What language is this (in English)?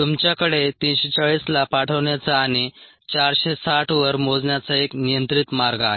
Marathi